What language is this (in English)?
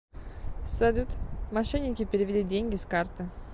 Russian